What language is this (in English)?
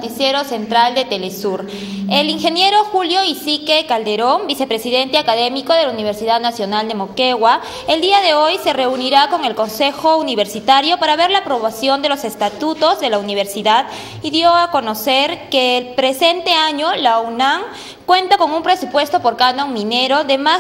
Spanish